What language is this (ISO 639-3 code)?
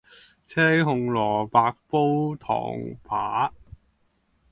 yue